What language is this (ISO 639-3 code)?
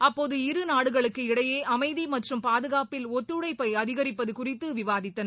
tam